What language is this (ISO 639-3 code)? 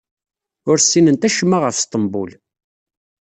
kab